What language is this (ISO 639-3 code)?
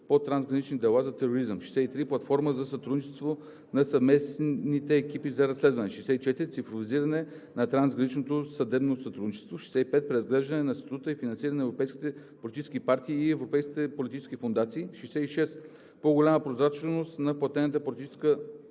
bul